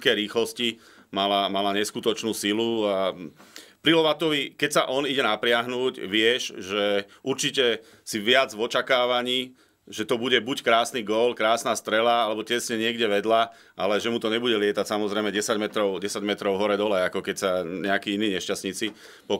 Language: Slovak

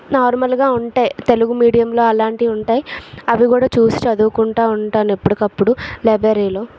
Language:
Telugu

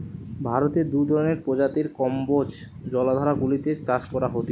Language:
Bangla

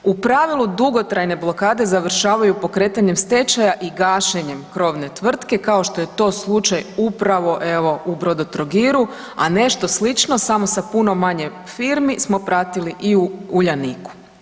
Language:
Croatian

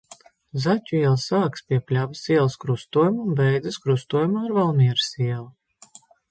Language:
Latvian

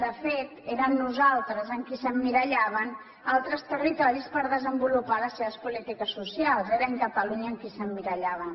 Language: Catalan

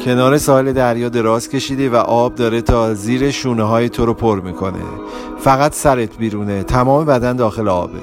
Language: Persian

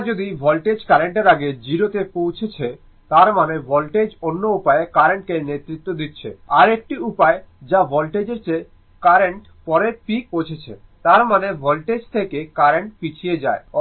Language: Bangla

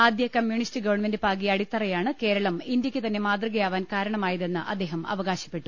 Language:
Malayalam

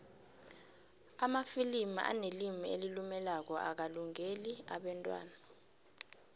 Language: South Ndebele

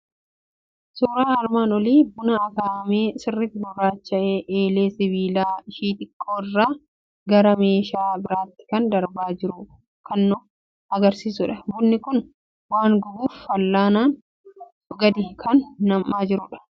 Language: Oromo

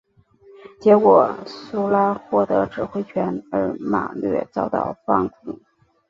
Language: Chinese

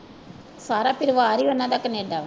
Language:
Punjabi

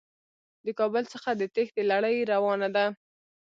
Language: Pashto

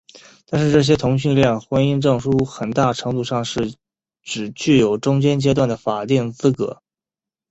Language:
Chinese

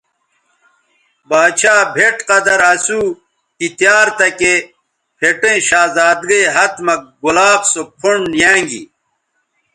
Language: Bateri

